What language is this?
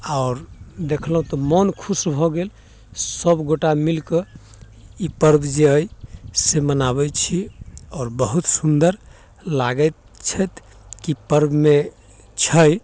Maithili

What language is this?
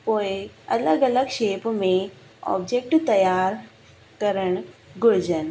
Sindhi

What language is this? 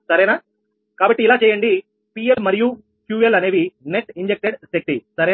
Telugu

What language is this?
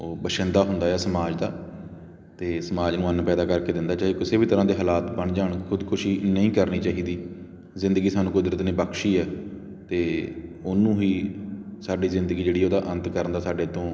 Punjabi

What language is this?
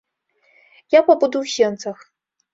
Belarusian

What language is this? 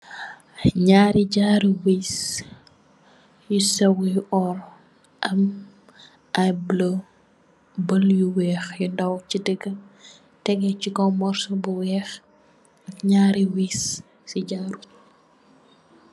Wolof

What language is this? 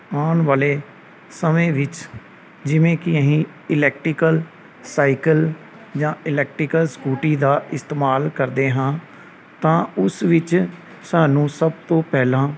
Punjabi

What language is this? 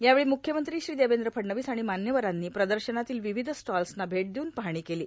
Marathi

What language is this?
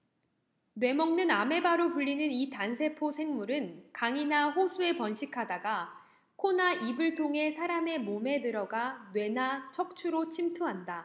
Korean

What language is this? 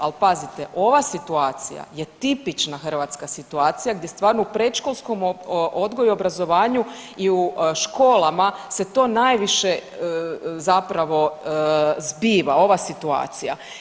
Croatian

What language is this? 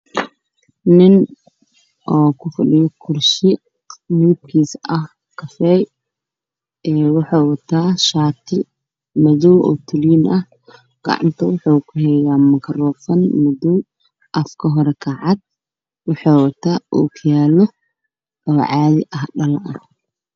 Somali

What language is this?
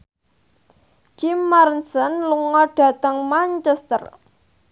Javanese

